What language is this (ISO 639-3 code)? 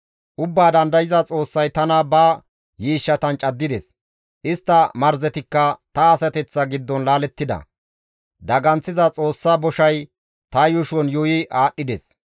gmv